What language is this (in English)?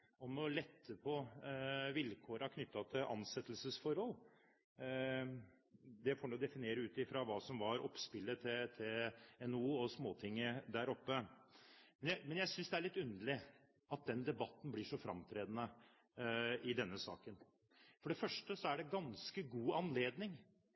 Norwegian Bokmål